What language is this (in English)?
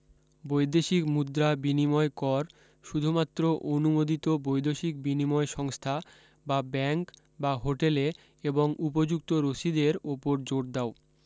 Bangla